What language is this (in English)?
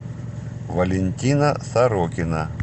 Russian